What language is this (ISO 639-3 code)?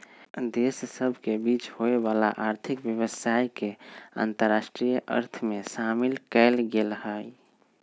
mag